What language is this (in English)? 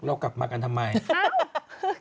Thai